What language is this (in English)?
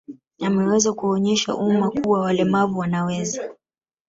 Swahili